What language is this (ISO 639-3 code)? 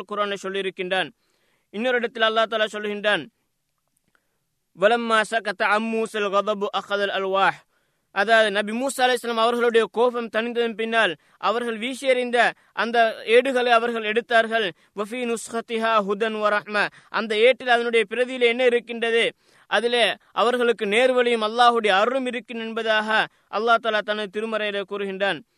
tam